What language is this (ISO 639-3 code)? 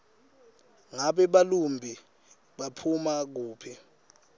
ssw